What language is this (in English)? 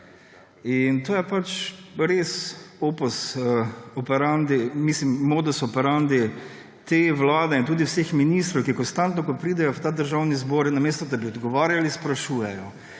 Slovenian